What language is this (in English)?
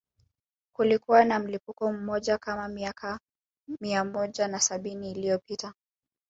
Swahili